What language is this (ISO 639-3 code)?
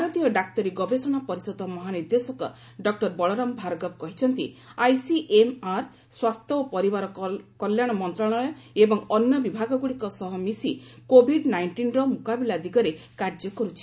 ori